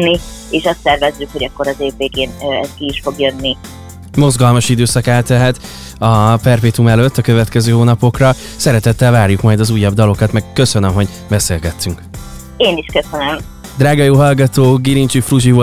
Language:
Hungarian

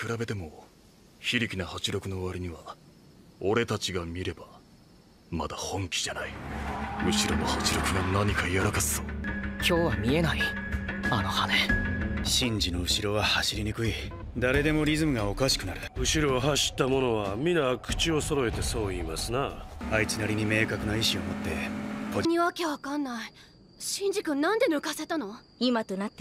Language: Japanese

